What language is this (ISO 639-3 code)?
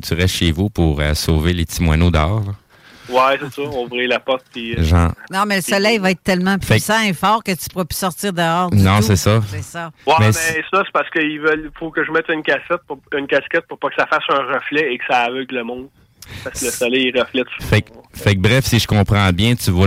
fra